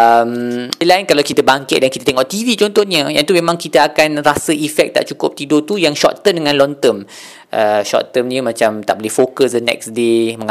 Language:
Malay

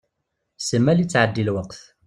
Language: Kabyle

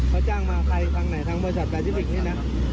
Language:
Thai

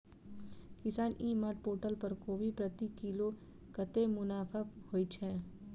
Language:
Maithili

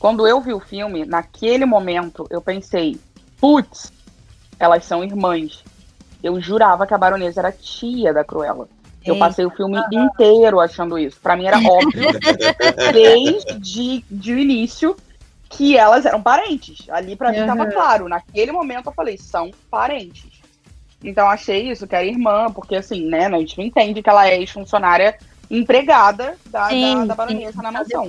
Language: Portuguese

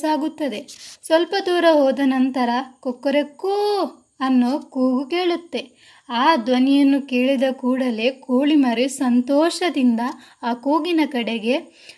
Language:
Kannada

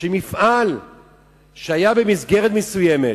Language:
Hebrew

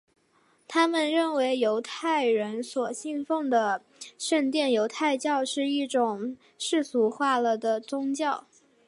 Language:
Chinese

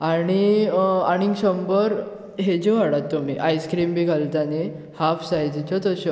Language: Konkani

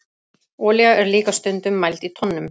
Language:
Icelandic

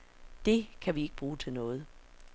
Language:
Danish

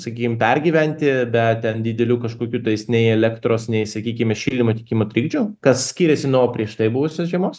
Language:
Lithuanian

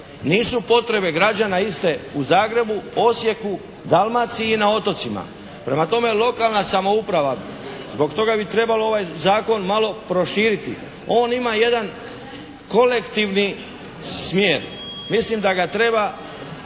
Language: Croatian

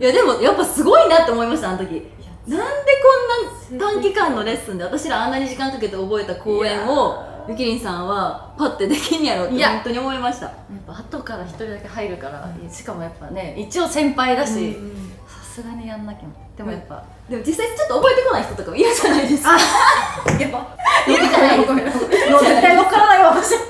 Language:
Japanese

